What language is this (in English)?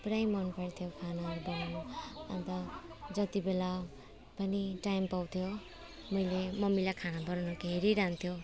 Nepali